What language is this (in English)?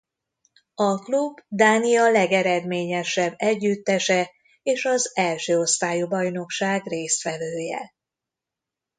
Hungarian